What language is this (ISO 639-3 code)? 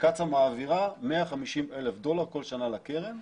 heb